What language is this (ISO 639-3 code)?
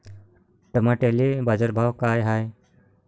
mar